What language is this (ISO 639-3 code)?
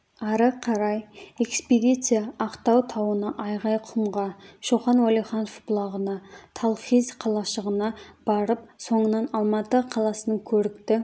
kaz